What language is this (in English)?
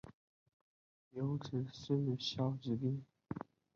Chinese